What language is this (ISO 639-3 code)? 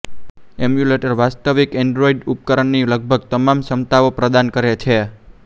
guj